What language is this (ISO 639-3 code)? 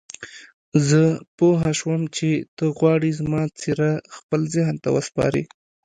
pus